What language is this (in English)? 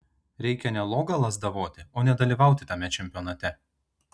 Lithuanian